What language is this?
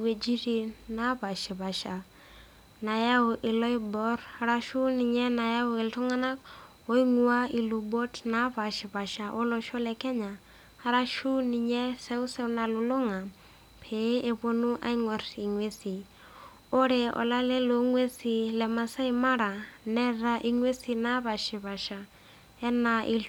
Masai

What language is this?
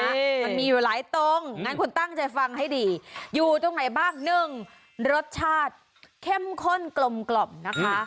Thai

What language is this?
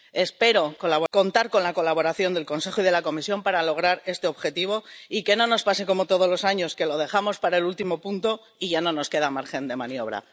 Spanish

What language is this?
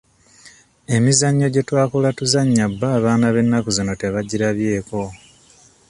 Ganda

